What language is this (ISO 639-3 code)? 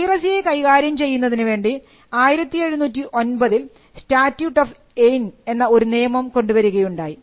mal